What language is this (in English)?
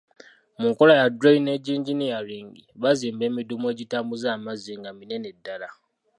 Ganda